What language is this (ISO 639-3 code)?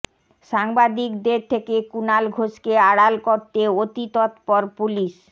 ben